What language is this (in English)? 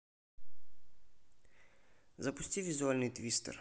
Russian